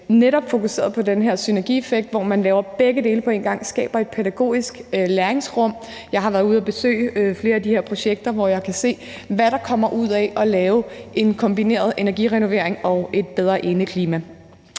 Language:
Danish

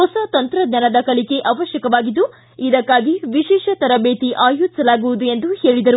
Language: Kannada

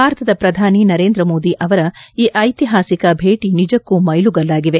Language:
Kannada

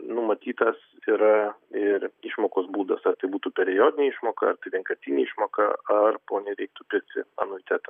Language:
Lithuanian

